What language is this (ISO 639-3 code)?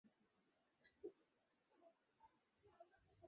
ben